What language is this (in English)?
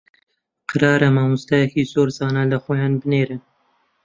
Central Kurdish